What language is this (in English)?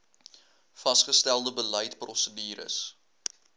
Afrikaans